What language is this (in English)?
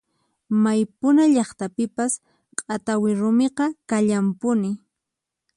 Puno Quechua